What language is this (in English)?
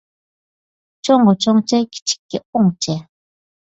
Uyghur